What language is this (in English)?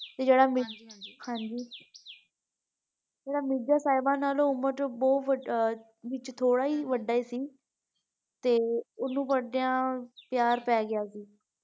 Punjabi